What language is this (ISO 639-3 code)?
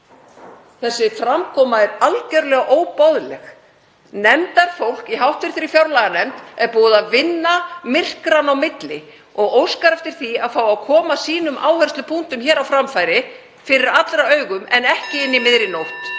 isl